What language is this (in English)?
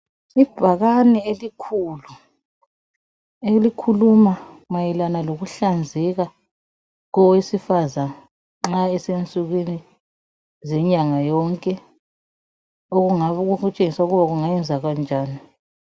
North Ndebele